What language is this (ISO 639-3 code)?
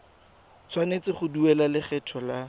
tsn